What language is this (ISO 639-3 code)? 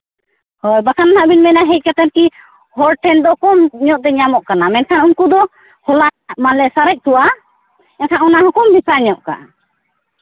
sat